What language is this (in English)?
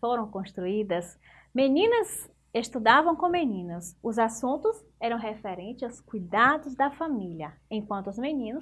Portuguese